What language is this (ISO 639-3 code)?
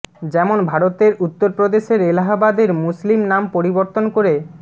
ben